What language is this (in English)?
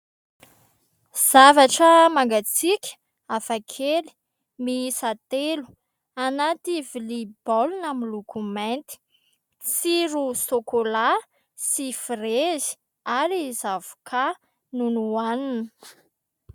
Malagasy